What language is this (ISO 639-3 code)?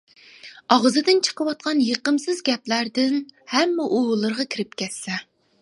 uig